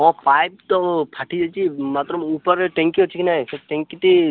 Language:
Odia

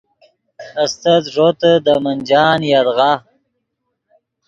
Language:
Yidgha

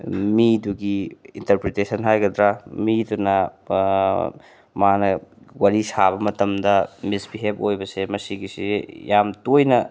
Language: Manipuri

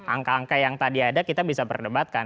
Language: Indonesian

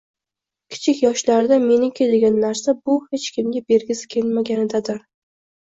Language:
Uzbek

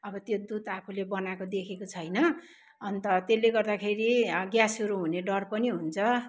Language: Nepali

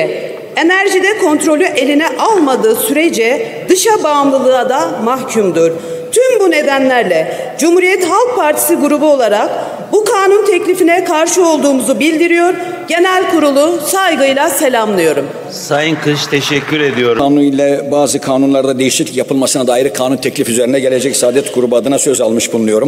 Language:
Turkish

